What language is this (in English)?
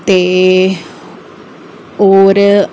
Dogri